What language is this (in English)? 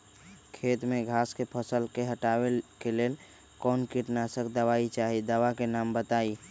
Magahi